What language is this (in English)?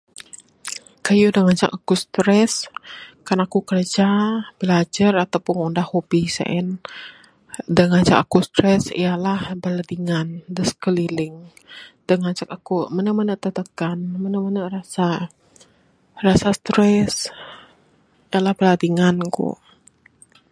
Bukar-Sadung Bidayuh